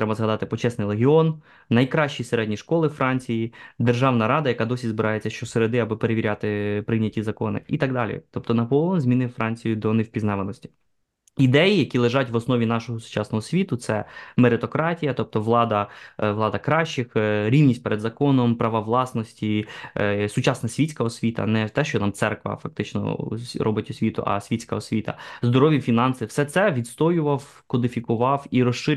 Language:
Ukrainian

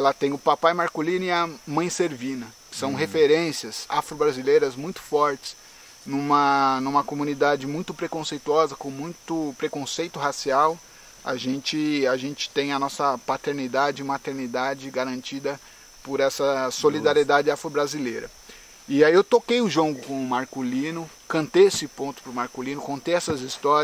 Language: Portuguese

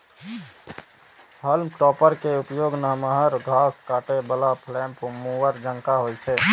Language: Maithili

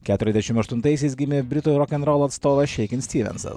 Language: Lithuanian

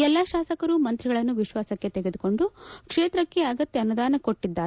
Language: Kannada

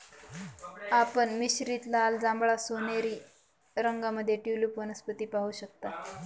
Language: Marathi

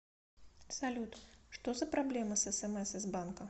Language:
Russian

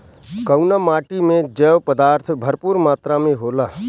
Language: Bhojpuri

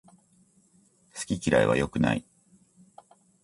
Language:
Japanese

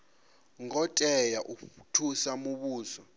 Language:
Venda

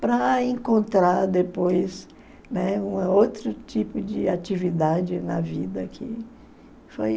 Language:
Portuguese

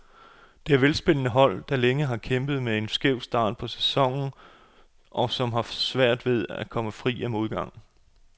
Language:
Danish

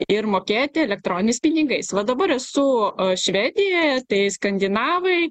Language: Lithuanian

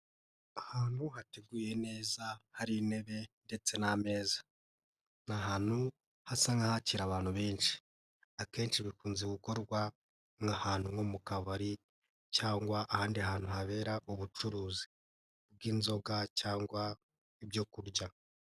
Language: Kinyarwanda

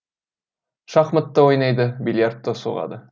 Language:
Kazakh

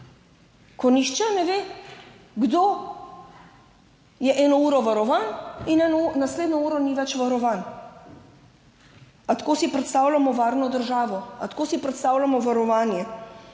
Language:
Slovenian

